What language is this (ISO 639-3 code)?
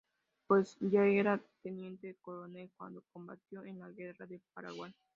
spa